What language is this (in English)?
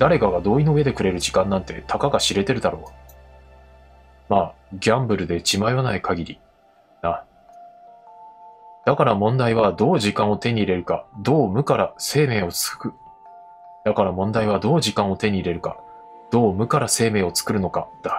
Japanese